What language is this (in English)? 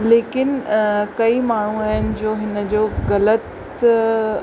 Sindhi